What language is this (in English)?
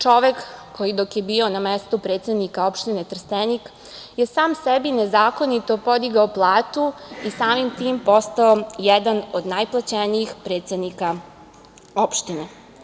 Serbian